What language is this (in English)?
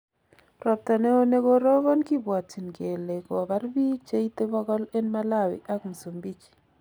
Kalenjin